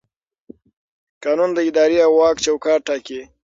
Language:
Pashto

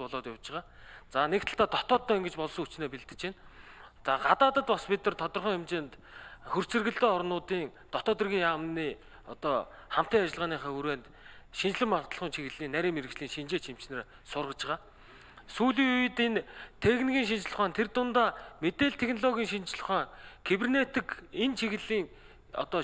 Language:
Korean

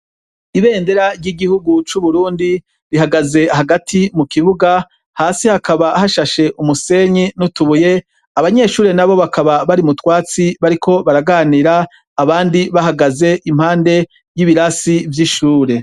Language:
Rundi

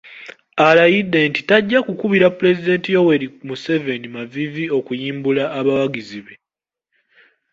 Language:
Ganda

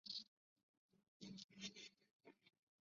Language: Chinese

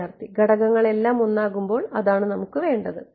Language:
Malayalam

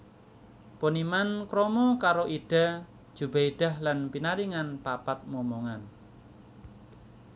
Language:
Javanese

